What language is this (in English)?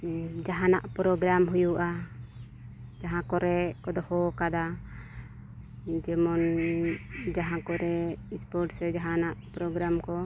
Santali